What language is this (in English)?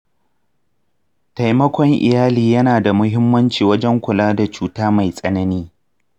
Hausa